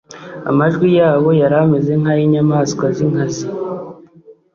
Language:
Kinyarwanda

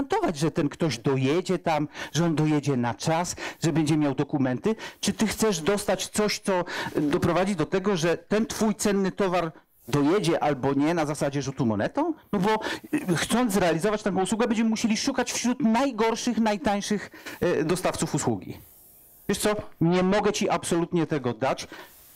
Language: Polish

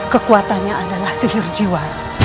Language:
Indonesian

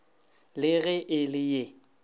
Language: Northern Sotho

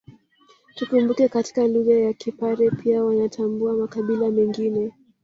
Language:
Swahili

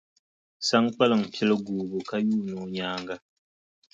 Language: Dagbani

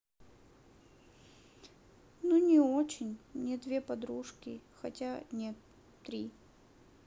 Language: Russian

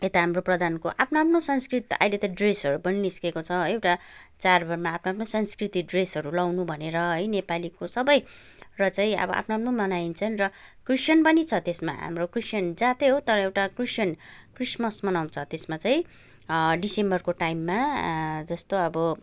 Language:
Nepali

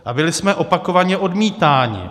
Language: Czech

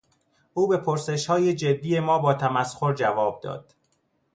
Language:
Persian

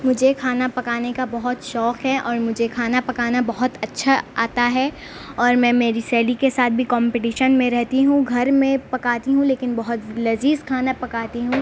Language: Urdu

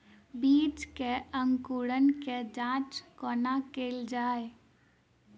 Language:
Maithili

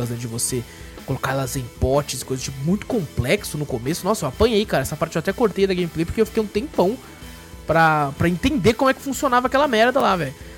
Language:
Portuguese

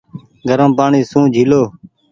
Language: Goaria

